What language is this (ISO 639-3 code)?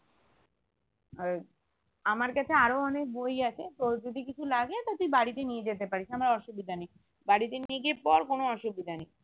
ben